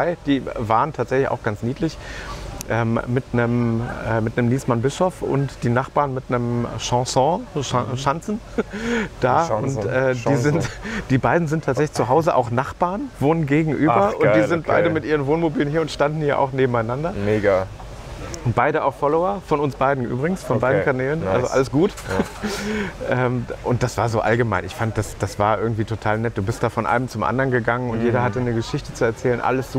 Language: German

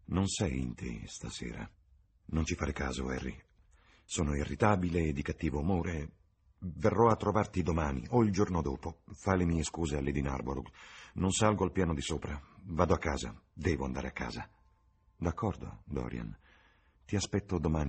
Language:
Italian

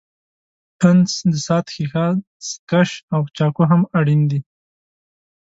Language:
Pashto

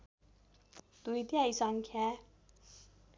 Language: Nepali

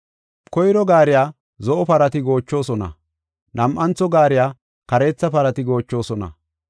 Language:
Gofa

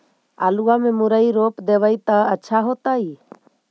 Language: Magahi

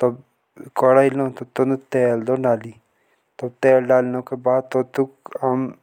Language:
Jaunsari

